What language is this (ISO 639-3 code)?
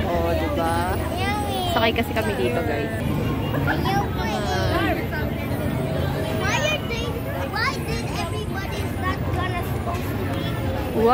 eng